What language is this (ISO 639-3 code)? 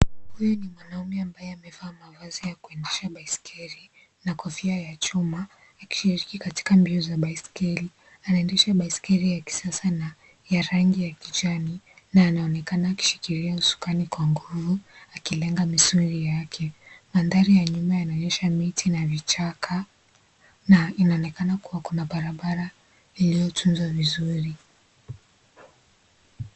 swa